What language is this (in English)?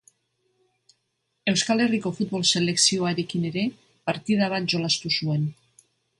Basque